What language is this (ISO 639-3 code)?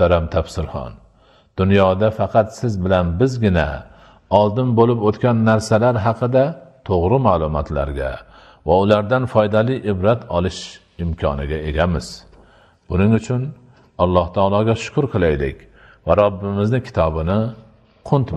nld